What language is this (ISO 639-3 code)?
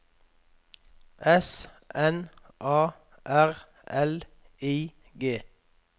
nor